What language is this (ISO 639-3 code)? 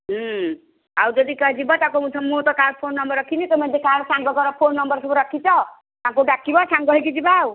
ori